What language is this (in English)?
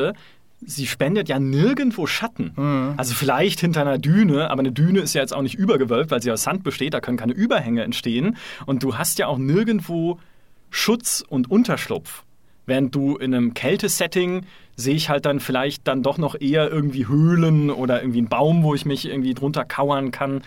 German